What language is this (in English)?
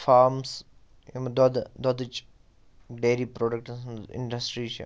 Kashmiri